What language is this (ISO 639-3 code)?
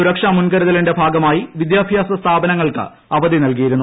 mal